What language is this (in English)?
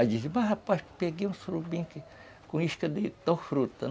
Portuguese